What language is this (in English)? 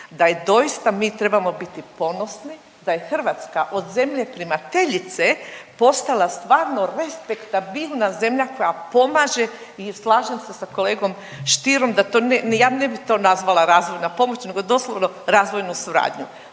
Croatian